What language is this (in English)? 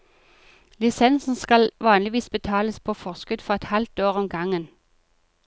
Norwegian